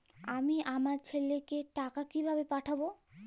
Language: Bangla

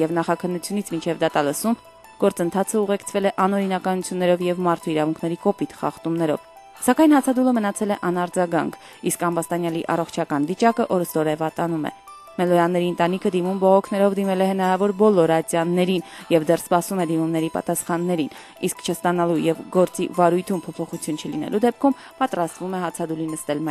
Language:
Romanian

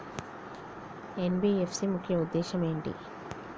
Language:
Telugu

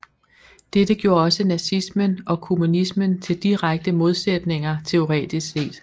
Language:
Danish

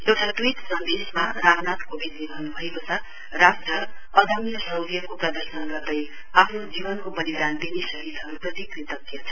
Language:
Nepali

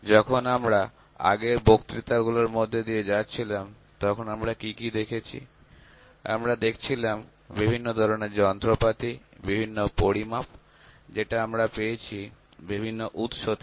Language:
Bangla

